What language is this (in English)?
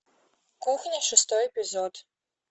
Russian